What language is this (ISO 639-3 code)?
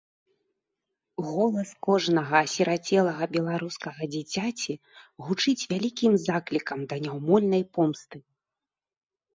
bel